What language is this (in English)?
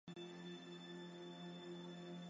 Chinese